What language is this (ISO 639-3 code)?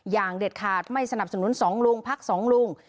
tha